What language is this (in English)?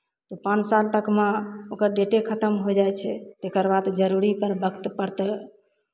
Maithili